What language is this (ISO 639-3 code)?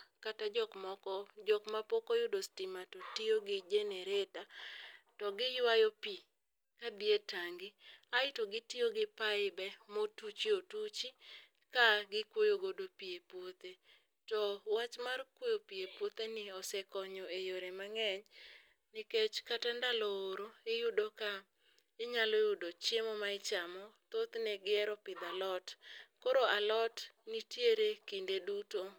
luo